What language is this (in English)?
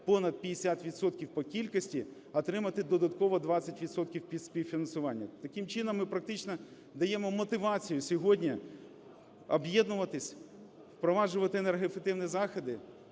Ukrainian